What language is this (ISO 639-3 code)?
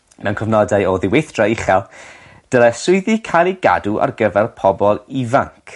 cym